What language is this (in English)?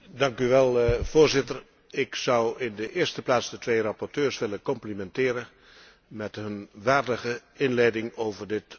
Dutch